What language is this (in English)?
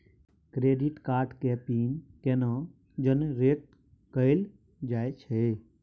Maithili